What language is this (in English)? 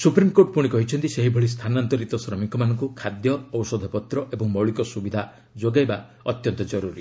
Odia